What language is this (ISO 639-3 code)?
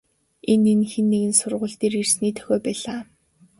mon